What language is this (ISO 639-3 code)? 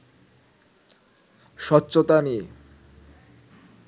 ben